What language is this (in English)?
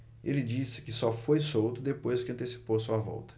Portuguese